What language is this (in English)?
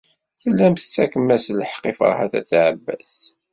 Kabyle